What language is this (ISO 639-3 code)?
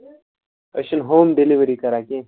kas